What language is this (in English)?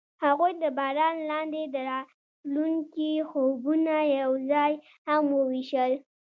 Pashto